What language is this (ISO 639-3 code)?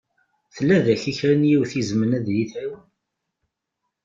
kab